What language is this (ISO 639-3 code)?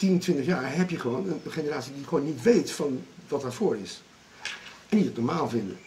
nld